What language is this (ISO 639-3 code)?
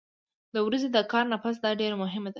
pus